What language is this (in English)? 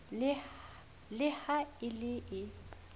Southern Sotho